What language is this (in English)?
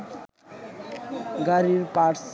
Bangla